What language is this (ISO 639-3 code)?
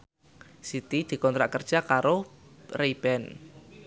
jav